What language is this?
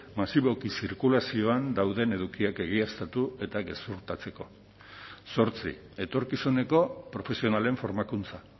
Basque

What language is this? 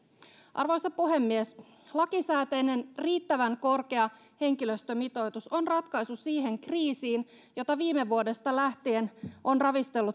Finnish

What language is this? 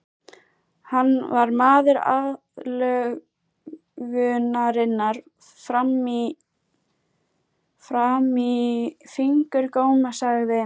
Icelandic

